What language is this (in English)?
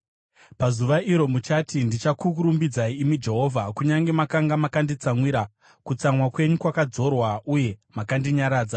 Shona